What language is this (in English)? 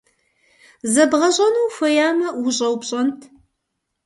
Kabardian